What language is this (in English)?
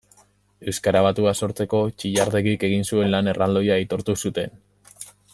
Basque